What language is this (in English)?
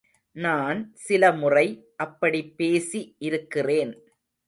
Tamil